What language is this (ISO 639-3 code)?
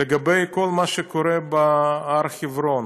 heb